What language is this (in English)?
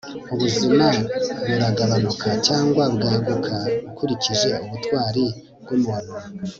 Kinyarwanda